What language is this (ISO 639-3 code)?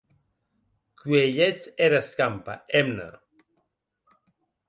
oci